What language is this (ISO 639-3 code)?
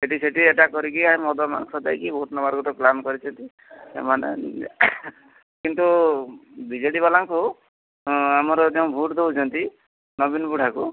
ori